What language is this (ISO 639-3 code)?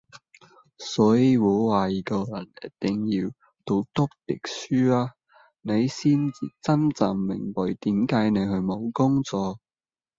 yue